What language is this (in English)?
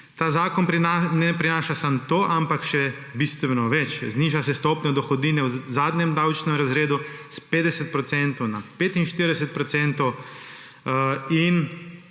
Slovenian